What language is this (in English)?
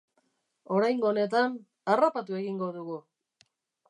Basque